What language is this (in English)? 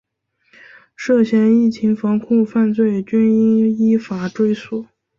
Chinese